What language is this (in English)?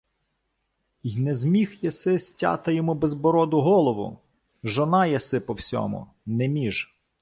Ukrainian